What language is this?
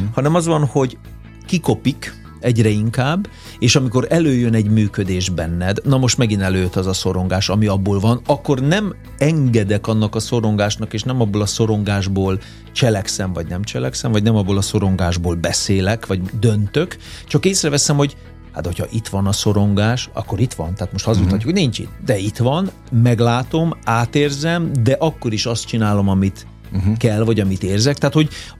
Hungarian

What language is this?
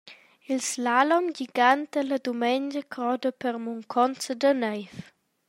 Romansh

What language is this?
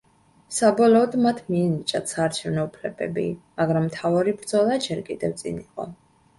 Georgian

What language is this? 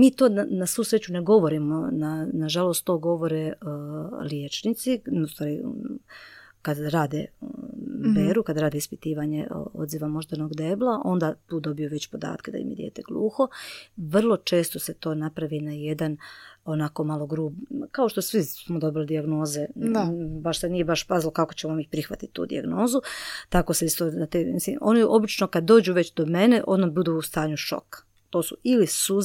Croatian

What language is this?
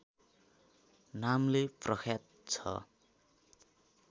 Nepali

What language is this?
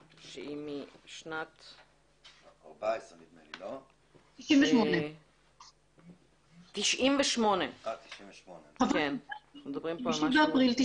Hebrew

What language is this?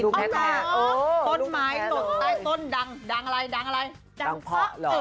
Thai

